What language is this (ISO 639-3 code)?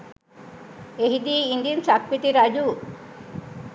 sin